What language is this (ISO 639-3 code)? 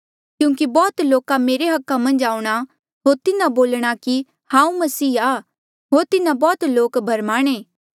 mjl